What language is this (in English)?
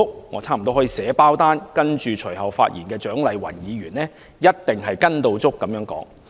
Cantonese